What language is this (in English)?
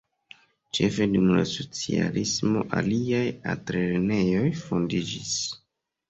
Esperanto